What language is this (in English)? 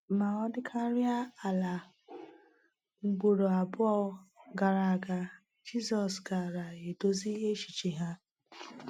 Igbo